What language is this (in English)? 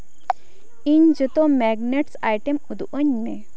Santali